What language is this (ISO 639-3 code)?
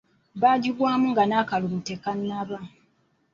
lug